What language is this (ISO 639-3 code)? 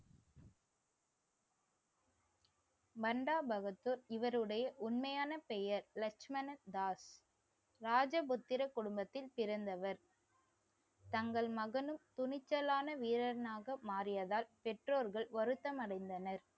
tam